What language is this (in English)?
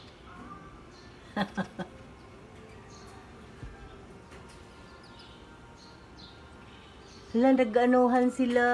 Filipino